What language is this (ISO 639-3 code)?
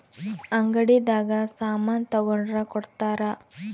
kan